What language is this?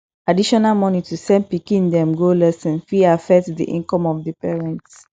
Nigerian Pidgin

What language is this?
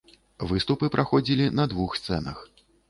Belarusian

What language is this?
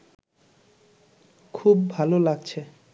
Bangla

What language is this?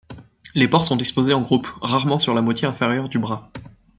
French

